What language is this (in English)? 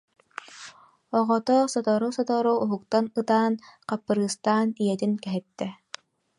Yakut